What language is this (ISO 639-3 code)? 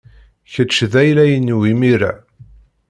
kab